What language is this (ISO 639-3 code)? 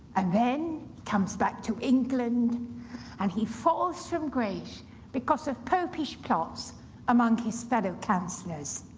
eng